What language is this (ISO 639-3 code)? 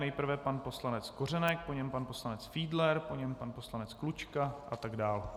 ces